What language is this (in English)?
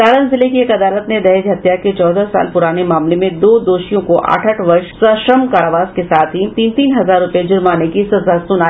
Hindi